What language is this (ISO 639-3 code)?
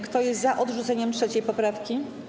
pol